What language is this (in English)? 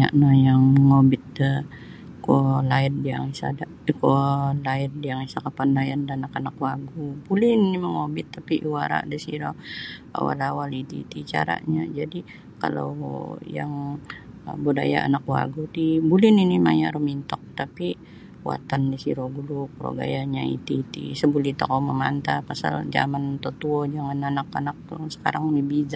Sabah Bisaya